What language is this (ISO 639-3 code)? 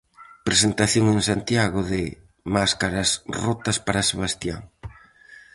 glg